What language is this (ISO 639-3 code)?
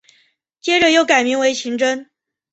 zho